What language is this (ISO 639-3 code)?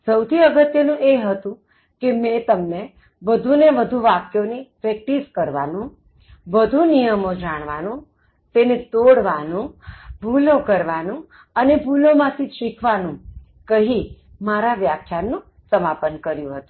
guj